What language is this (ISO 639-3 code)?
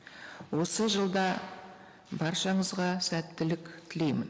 kaz